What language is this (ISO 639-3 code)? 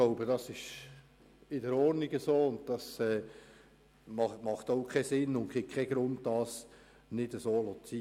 gsw